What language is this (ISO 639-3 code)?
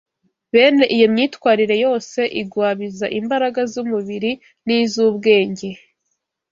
kin